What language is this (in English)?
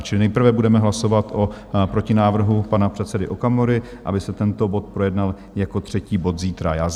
Czech